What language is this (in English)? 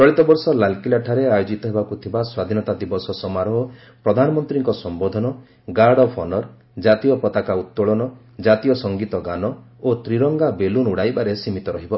Odia